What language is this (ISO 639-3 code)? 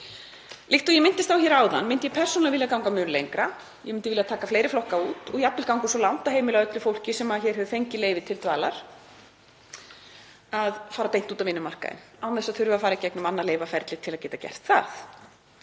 isl